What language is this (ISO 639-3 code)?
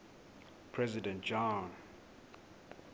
xho